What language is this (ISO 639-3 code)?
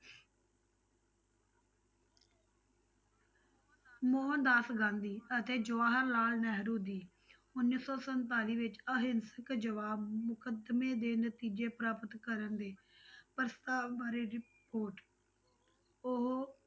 pan